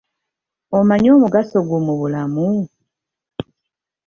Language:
Ganda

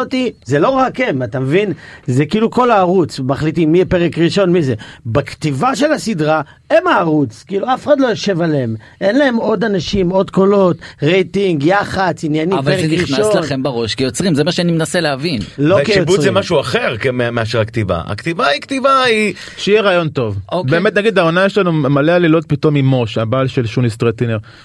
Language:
Hebrew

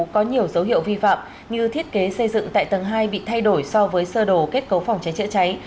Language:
Vietnamese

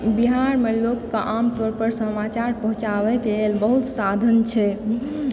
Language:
Maithili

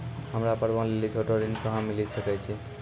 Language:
Maithili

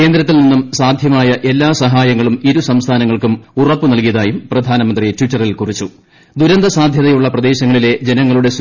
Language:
Malayalam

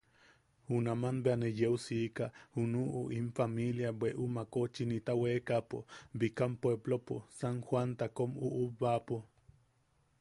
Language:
Yaqui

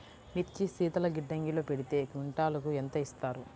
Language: Telugu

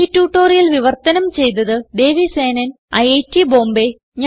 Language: Malayalam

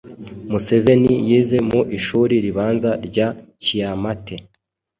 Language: Kinyarwanda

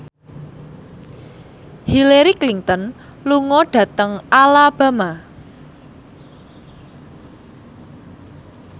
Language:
Javanese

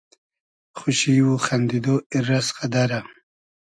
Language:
Hazaragi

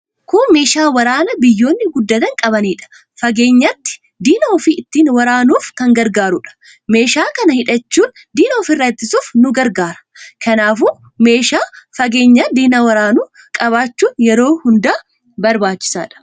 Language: Oromo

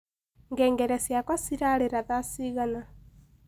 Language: Kikuyu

